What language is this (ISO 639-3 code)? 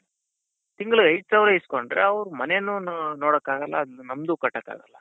kan